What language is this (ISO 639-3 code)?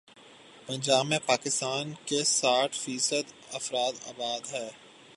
urd